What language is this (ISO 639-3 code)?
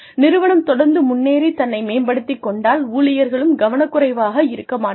tam